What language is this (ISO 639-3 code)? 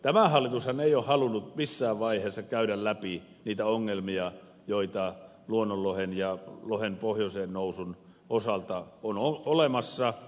fin